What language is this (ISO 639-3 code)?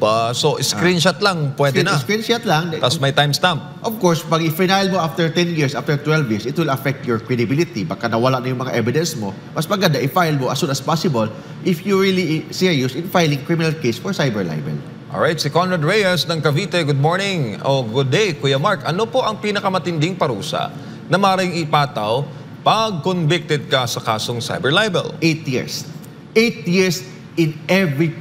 fil